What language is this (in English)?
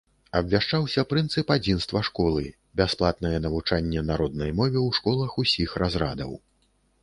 Belarusian